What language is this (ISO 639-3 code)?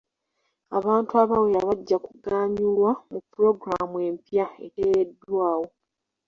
lug